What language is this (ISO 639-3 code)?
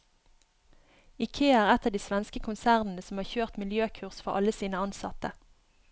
nor